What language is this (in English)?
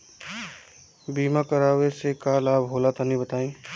Bhojpuri